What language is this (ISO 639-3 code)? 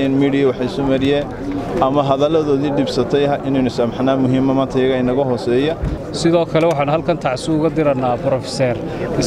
ara